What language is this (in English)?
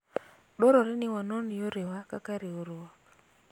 Luo (Kenya and Tanzania)